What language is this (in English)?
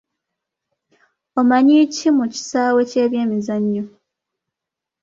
Ganda